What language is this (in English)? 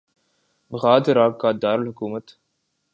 Urdu